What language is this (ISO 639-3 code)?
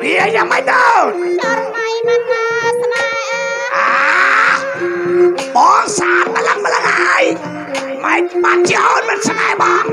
tha